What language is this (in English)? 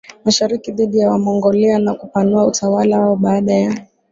Swahili